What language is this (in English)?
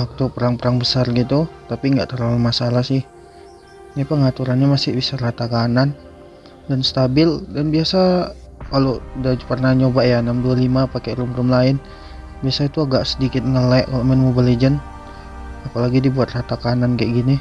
Indonesian